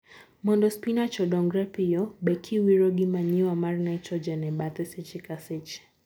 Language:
Luo (Kenya and Tanzania)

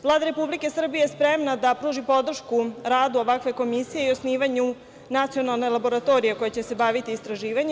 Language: Serbian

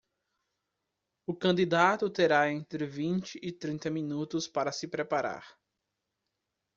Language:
Portuguese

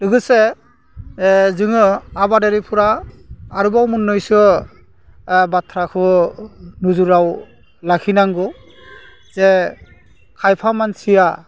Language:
Bodo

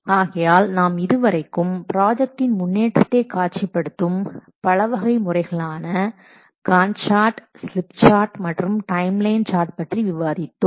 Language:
Tamil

